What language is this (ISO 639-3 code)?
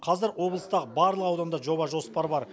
kaz